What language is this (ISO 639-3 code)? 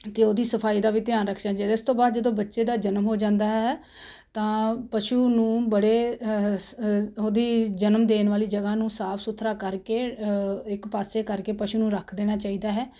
pan